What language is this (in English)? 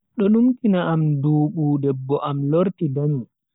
Bagirmi Fulfulde